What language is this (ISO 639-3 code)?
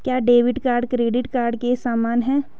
hin